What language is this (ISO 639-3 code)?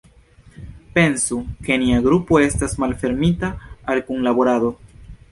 epo